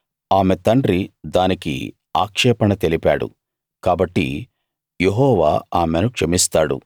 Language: Telugu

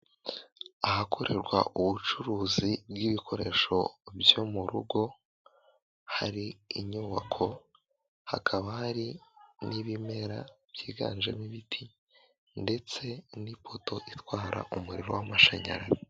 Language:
Kinyarwanda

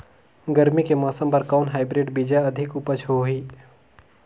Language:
Chhattisgarhi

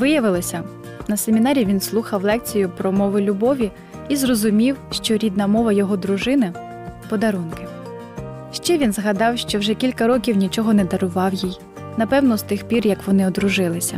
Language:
Ukrainian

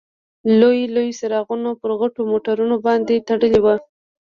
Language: Pashto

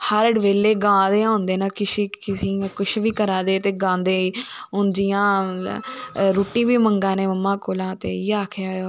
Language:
Dogri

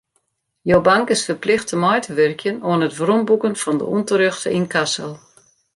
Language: Western Frisian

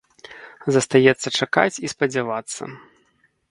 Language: Belarusian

